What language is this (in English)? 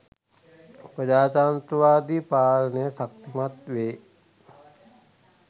Sinhala